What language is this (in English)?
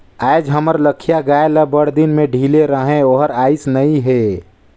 Chhattisgarhi